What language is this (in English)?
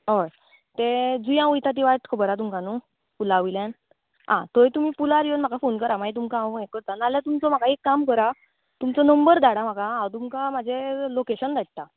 Konkani